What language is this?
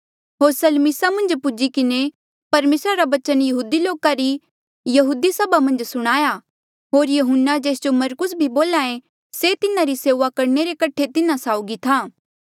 Mandeali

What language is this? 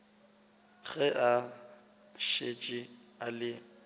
Northern Sotho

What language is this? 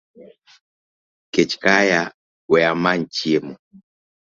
Luo (Kenya and Tanzania)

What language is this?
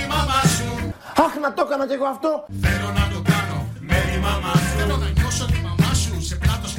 Greek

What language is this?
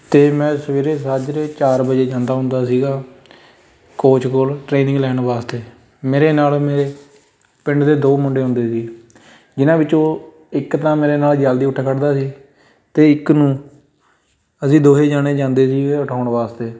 Punjabi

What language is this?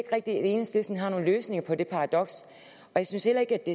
Danish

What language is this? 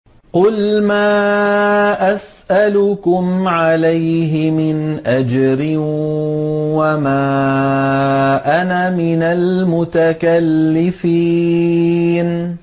Arabic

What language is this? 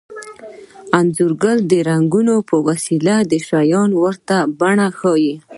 Pashto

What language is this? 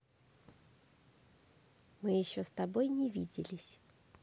Russian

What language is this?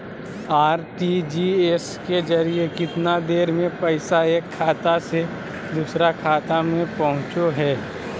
Magahi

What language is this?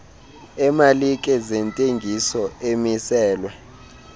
Xhosa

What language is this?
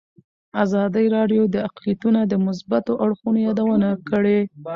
Pashto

